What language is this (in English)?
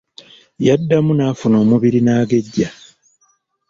Ganda